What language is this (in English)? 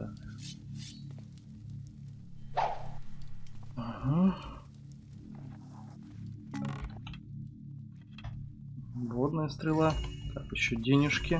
Russian